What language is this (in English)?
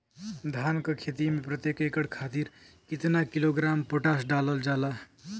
Bhojpuri